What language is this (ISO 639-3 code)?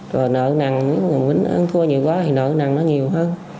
vie